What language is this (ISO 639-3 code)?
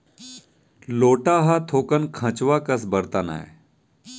hne